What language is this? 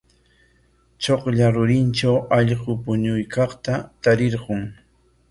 Corongo Ancash Quechua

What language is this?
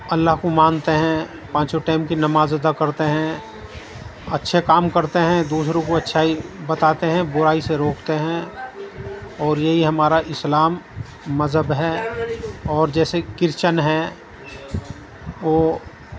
Urdu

